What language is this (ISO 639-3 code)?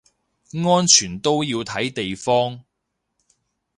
yue